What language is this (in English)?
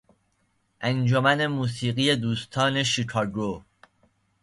Persian